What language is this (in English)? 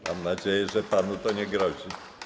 Polish